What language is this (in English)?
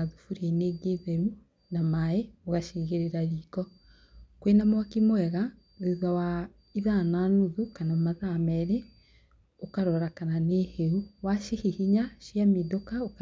Kikuyu